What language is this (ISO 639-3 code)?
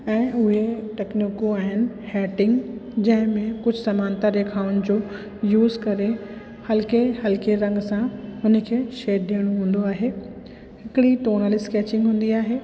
snd